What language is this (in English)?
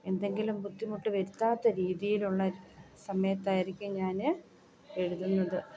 Malayalam